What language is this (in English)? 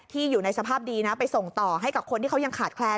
Thai